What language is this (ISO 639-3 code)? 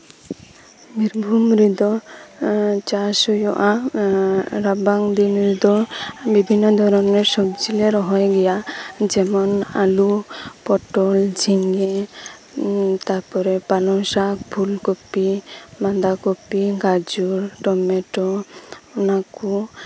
sat